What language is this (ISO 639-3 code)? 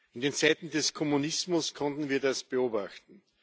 deu